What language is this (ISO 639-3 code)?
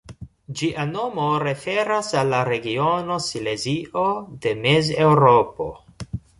epo